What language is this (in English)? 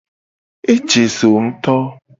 Gen